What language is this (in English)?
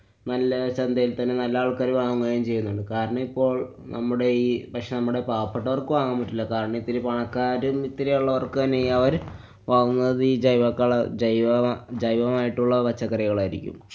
Malayalam